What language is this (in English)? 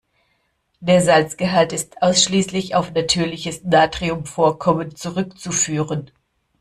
German